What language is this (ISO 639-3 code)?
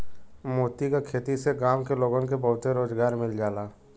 bho